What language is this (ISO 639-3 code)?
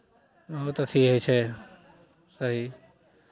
mai